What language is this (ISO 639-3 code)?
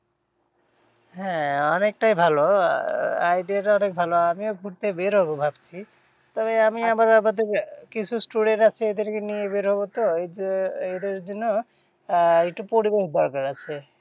ben